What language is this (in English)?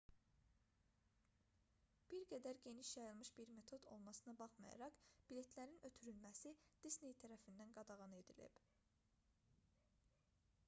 Azerbaijani